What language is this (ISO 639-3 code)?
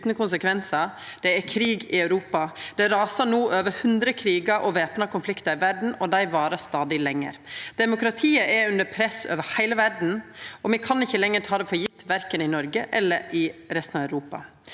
nor